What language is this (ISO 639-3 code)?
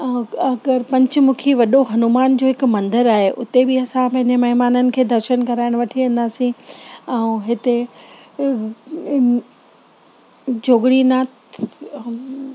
snd